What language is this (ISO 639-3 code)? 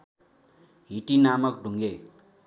nep